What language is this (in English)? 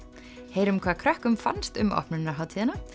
Icelandic